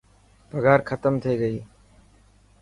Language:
Dhatki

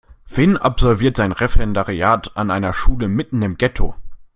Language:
German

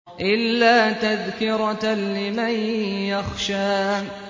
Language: Arabic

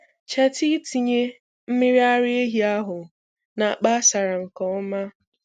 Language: Igbo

